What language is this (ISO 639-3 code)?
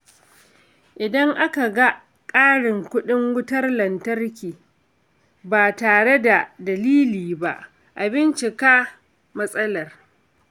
hau